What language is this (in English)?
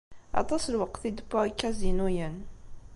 Kabyle